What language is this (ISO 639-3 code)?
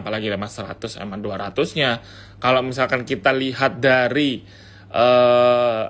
ind